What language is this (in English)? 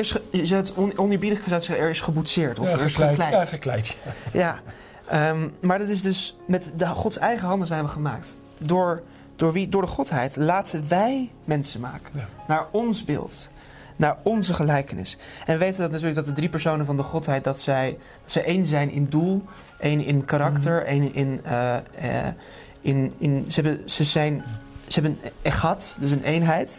Dutch